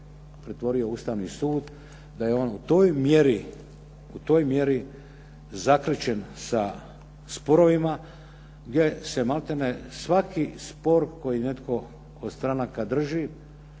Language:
Croatian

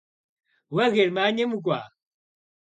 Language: Kabardian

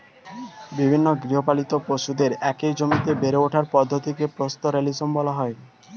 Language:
Bangla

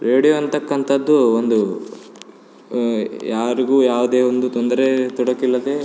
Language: Kannada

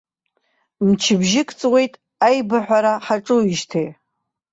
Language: Abkhazian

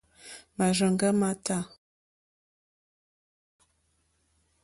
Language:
Mokpwe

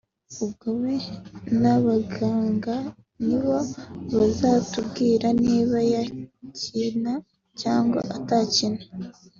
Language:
Kinyarwanda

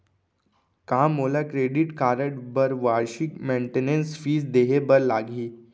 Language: Chhattisgarhi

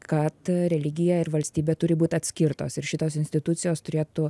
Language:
Lithuanian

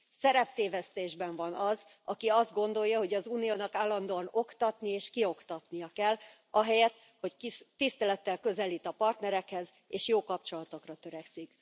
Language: Hungarian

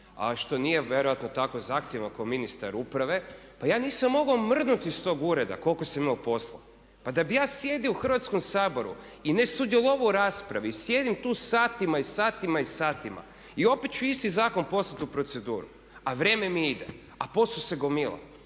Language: Croatian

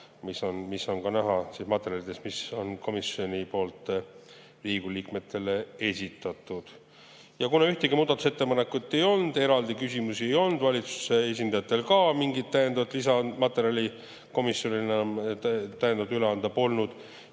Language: Estonian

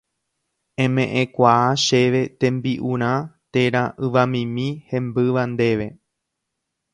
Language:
Guarani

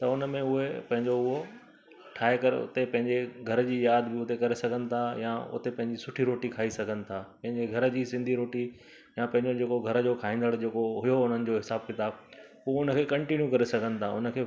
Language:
Sindhi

